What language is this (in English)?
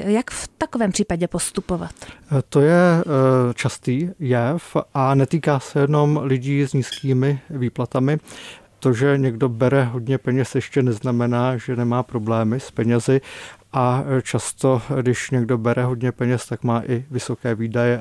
Czech